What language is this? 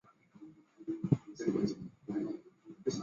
Chinese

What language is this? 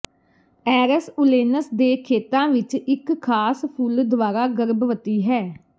Punjabi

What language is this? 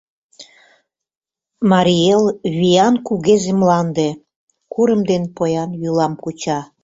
Mari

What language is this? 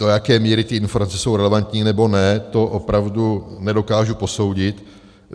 Czech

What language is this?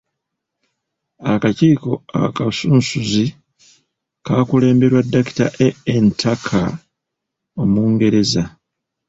Ganda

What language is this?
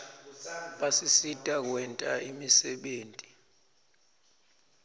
Swati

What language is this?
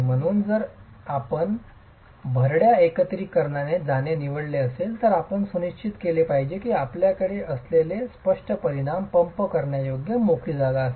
Marathi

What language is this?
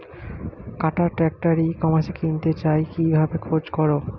Bangla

